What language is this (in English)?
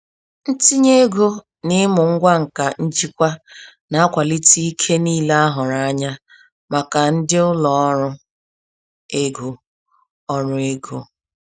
Igbo